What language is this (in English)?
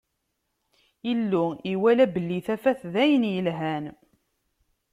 Kabyle